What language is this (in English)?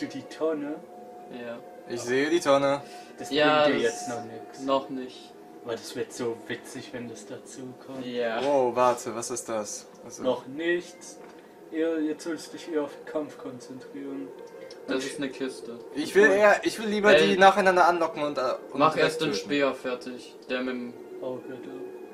German